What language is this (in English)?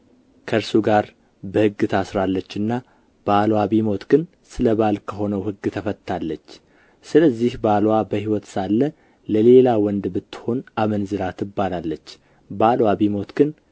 Amharic